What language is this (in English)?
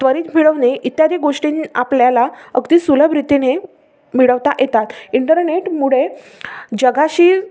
Marathi